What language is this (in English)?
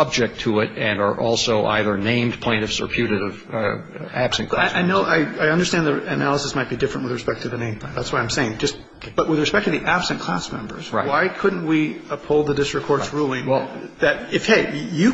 English